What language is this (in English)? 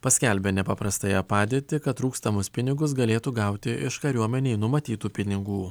Lithuanian